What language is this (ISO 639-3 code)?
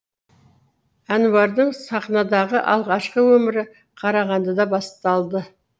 kaz